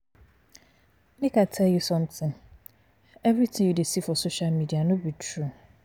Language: Nigerian Pidgin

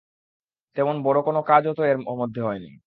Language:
Bangla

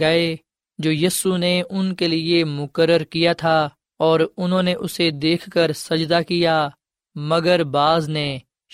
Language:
Urdu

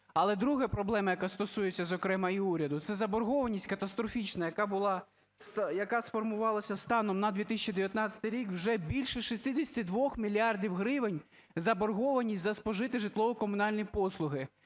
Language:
Ukrainian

